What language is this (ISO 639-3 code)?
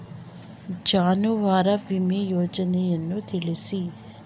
kan